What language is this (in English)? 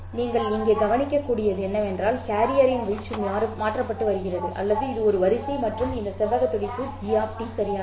Tamil